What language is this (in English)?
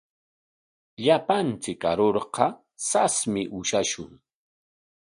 Corongo Ancash Quechua